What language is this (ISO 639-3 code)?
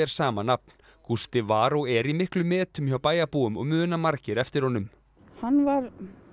isl